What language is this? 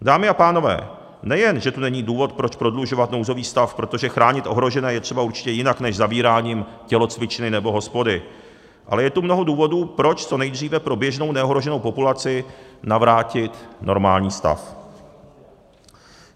Czech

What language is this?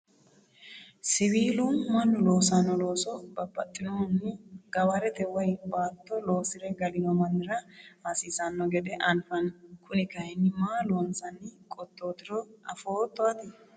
Sidamo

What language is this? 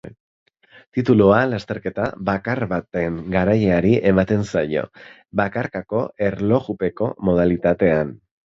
Basque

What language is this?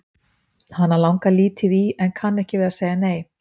Icelandic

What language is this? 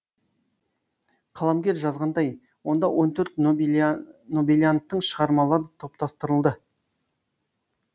Kazakh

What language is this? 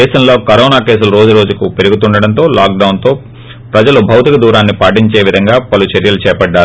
Telugu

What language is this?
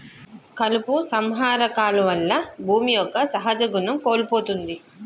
Telugu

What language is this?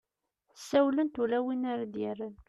Kabyle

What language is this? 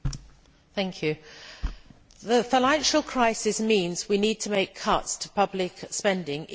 English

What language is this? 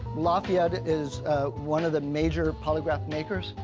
English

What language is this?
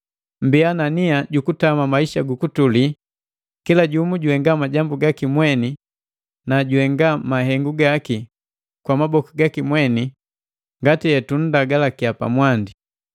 Matengo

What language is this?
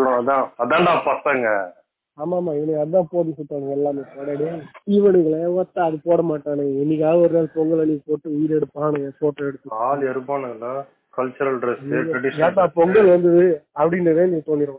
Tamil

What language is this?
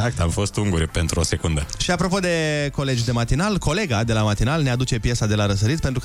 Romanian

